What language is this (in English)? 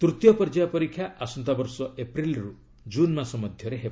Odia